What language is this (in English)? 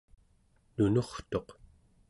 Central Yupik